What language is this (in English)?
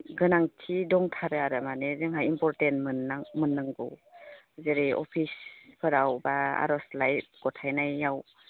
Bodo